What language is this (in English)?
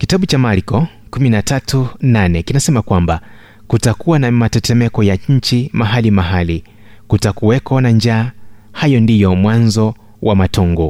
Swahili